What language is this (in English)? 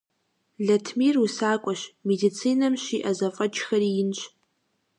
Kabardian